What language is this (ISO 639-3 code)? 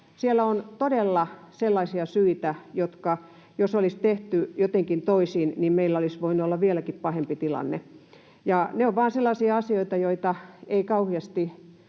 fin